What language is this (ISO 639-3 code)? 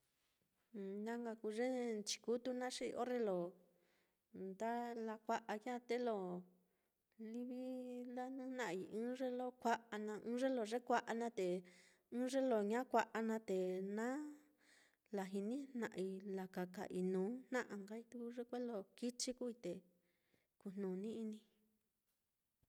vmm